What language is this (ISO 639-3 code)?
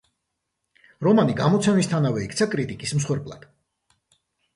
kat